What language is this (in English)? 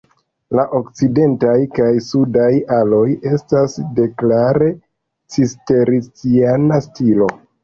Esperanto